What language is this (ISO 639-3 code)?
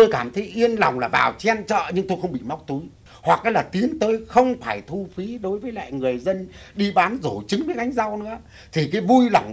vie